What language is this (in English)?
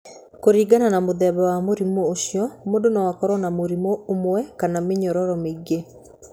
Kikuyu